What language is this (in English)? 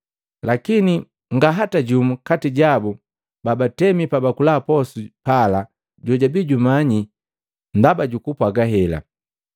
Matengo